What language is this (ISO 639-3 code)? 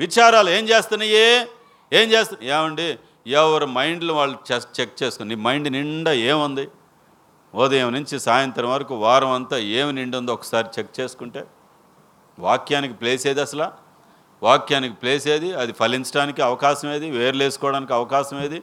tel